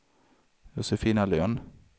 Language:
Swedish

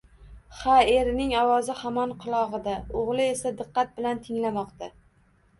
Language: Uzbek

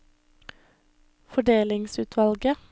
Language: Norwegian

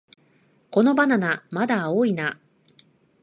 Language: Japanese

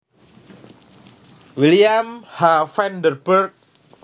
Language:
Javanese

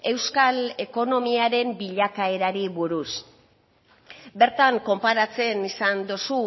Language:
Basque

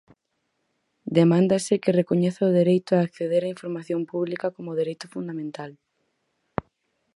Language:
Galician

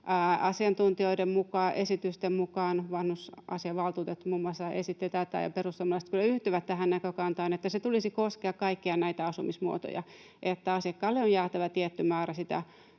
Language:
Finnish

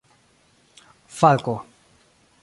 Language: Esperanto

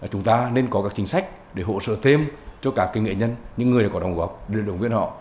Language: Vietnamese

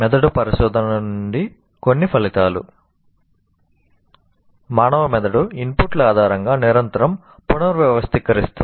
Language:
Telugu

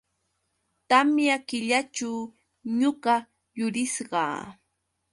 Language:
Yauyos Quechua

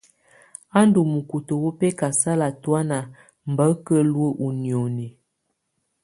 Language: Tunen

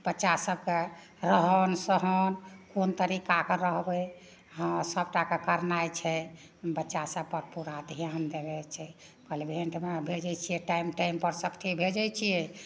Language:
Maithili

